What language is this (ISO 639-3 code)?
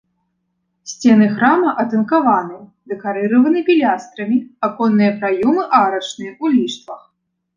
bel